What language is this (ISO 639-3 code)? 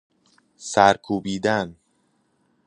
fas